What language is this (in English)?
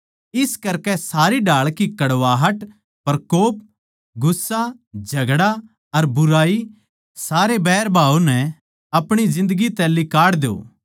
Haryanvi